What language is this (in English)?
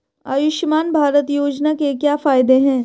Hindi